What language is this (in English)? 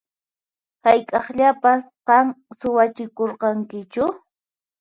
Puno Quechua